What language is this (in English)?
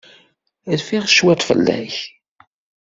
Kabyle